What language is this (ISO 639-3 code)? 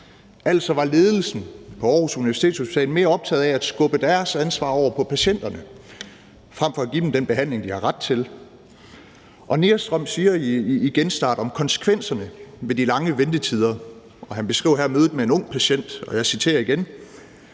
dan